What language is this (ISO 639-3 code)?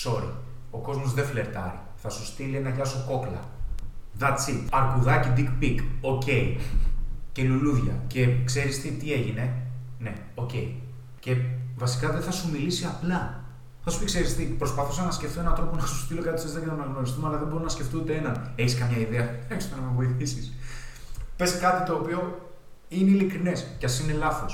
ell